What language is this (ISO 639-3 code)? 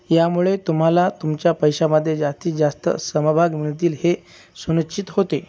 mar